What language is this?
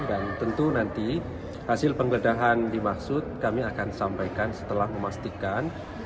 Indonesian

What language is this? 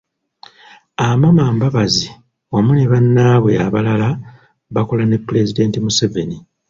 Ganda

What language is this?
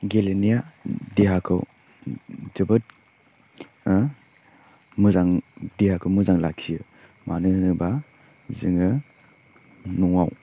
Bodo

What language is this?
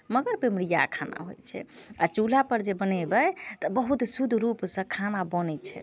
Maithili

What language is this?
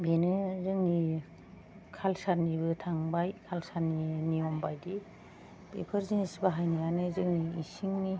Bodo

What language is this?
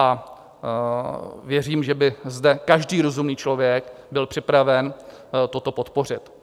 Czech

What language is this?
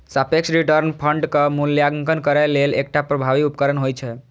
Maithili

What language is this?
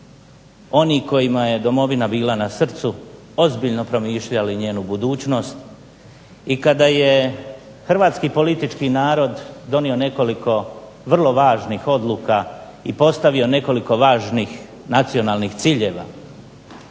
Croatian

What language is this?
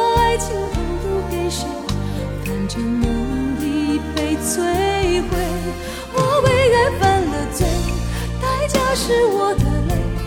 Chinese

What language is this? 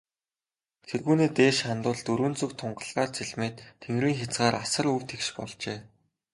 Mongolian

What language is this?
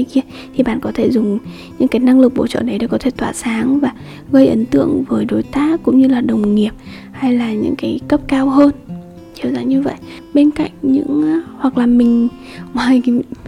Vietnamese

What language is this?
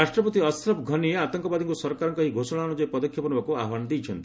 Odia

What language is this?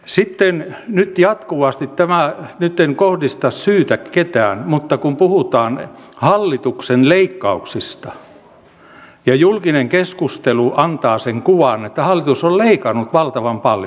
Finnish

